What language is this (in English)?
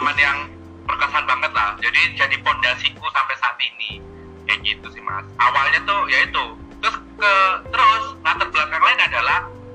Indonesian